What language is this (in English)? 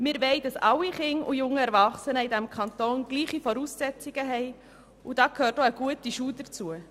Swiss German